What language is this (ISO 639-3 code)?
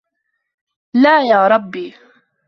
ara